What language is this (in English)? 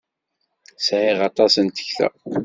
Kabyle